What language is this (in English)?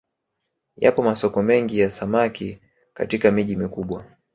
Swahili